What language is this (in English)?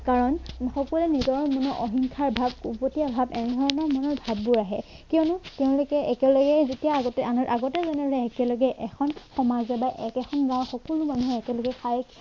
Assamese